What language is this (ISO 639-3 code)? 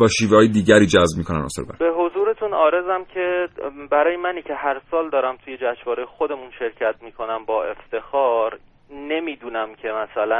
fas